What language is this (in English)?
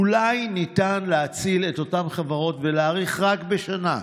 Hebrew